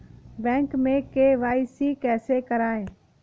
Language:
Hindi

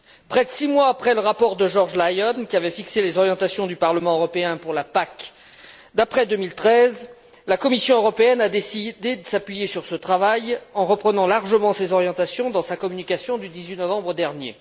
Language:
French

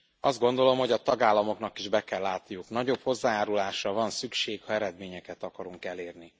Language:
Hungarian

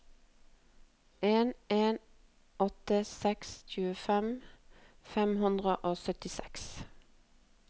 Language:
Norwegian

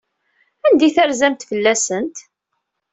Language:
Kabyle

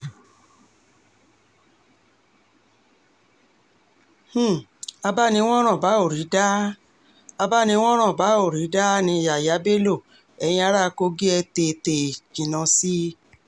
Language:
Yoruba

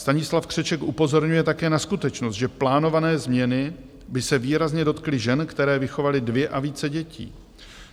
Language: Czech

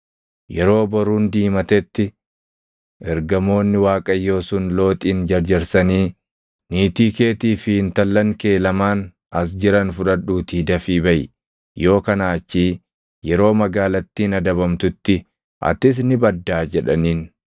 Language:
Oromo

